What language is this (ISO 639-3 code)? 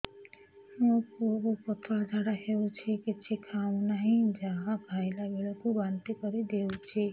ori